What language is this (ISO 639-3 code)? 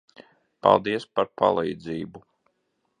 lav